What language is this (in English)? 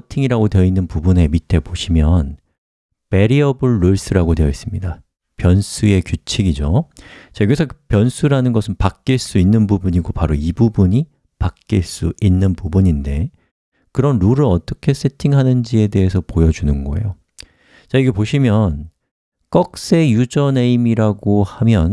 Korean